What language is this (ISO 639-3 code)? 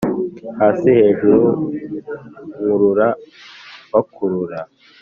kin